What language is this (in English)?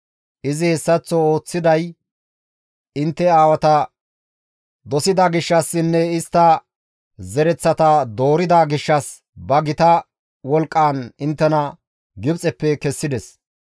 Gamo